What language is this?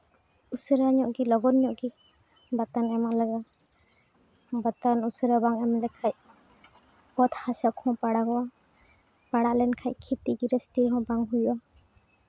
Santali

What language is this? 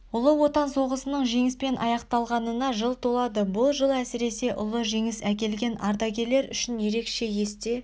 Kazakh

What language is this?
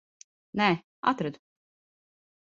Latvian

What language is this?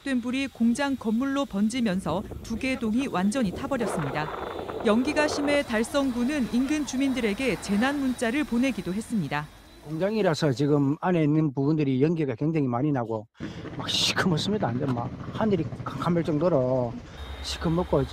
Korean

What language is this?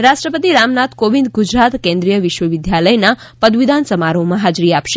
Gujarati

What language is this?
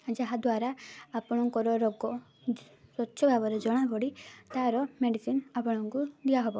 Odia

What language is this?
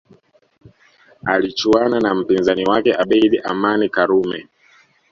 Swahili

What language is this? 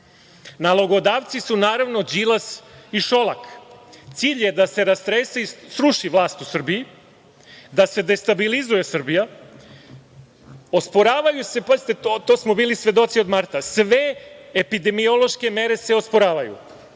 Serbian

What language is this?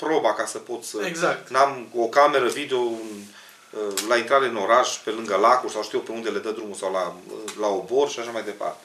Romanian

